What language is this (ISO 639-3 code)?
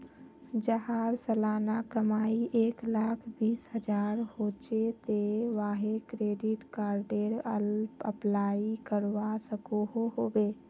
mag